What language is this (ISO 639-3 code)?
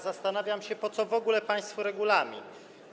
pol